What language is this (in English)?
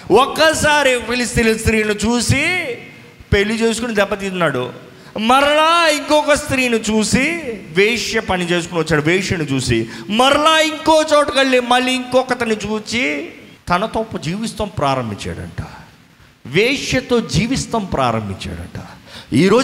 Telugu